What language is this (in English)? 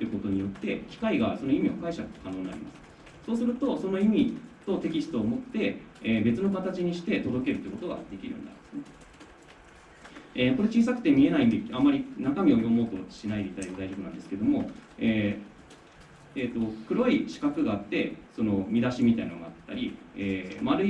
Japanese